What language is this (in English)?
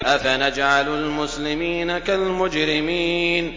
Arabic